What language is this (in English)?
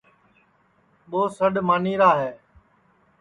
Sansi